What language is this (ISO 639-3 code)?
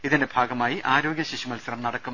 mal